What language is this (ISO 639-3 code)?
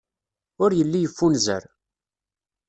kab